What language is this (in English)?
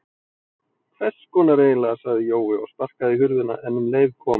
Icelandic